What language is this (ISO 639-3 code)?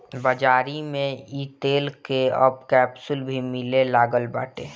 bho